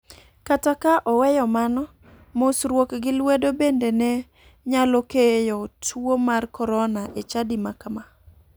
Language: Luo (Kenya and Tanzania)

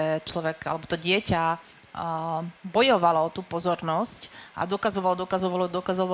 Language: Slovak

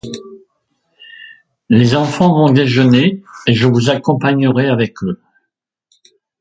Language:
French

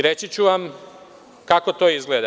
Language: Serbian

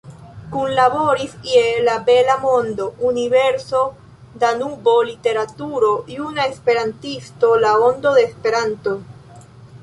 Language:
Esperanto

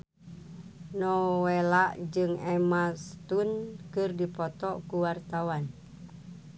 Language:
Sundanese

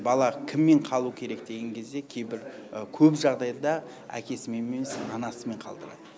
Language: Kazakh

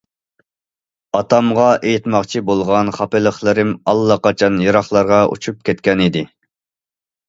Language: Uyghur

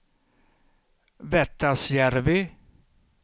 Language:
Swedish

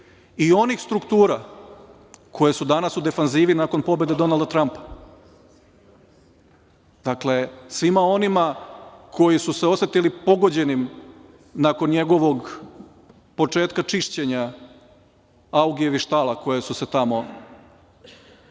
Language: Serbian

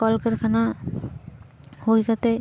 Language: Santali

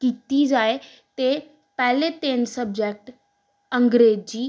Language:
Punjabi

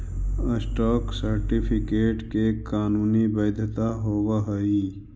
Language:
Magahi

